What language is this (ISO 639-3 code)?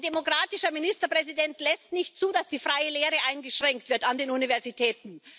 deu